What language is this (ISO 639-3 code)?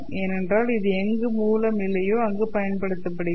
tam